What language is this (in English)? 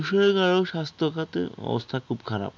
Bangla